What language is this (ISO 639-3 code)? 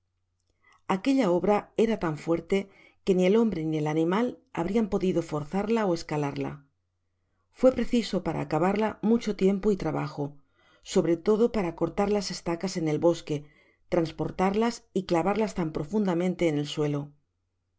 spa